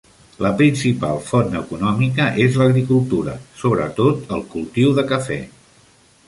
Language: Catalan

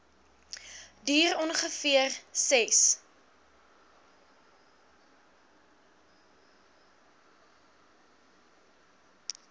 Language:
Afrikaans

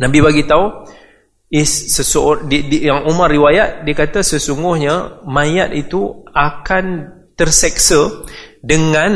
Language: Malay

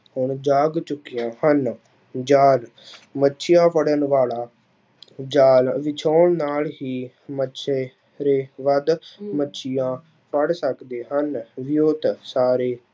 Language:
Punjabi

